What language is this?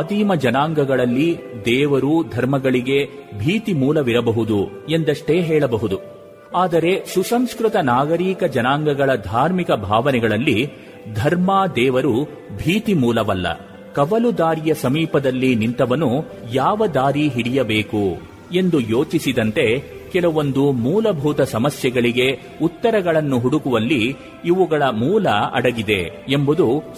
Kannada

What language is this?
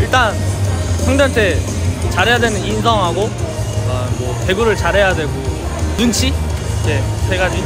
Korean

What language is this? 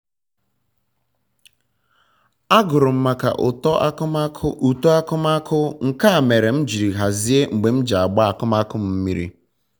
Igbo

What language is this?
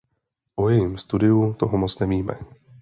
Czech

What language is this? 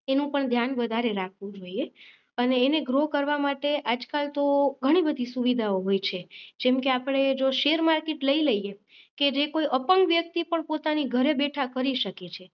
Gujarati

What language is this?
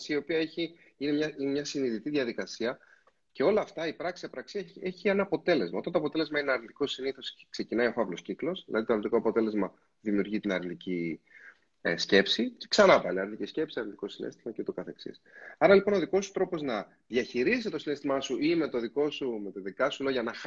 Greek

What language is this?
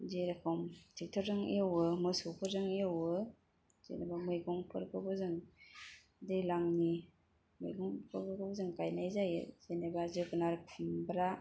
Bodo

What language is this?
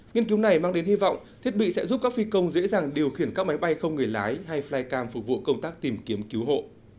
Vietnamese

